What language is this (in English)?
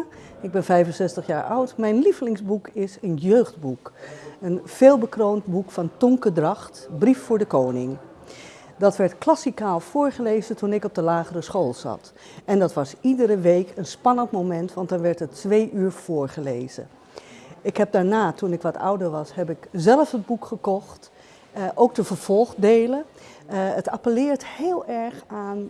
Dutch